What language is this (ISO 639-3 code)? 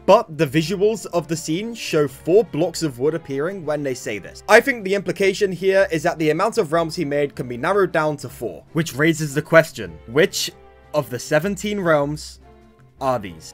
eng